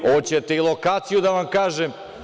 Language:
Serbian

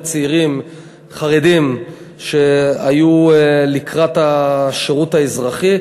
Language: Hebrew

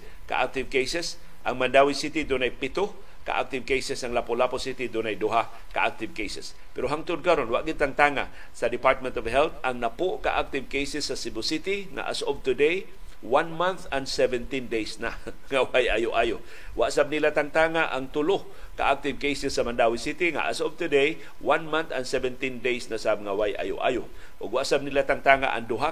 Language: Filipino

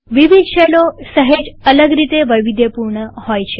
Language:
Gujarati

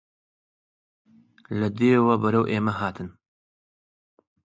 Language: Central Kurdish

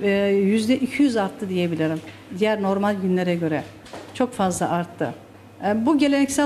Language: Turkish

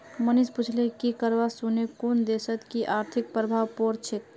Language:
Magahi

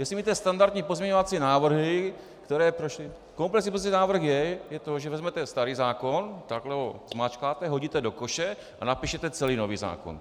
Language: Czech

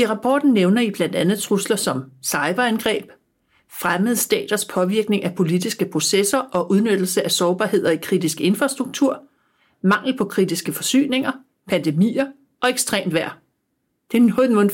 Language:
Danish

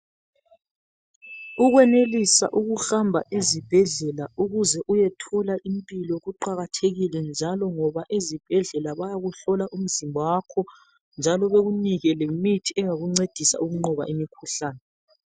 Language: North Ndebele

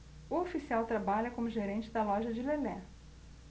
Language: Portuguese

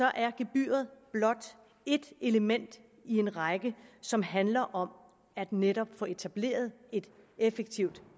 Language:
Danish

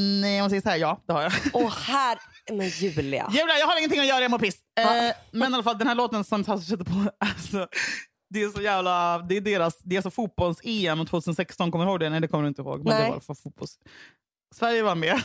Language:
Swedish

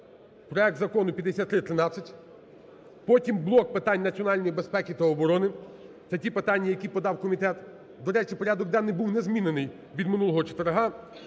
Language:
Ukrainian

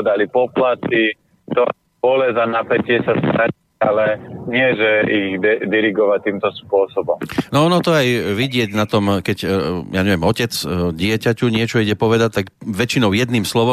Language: Slovak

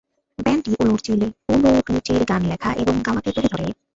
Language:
Bangla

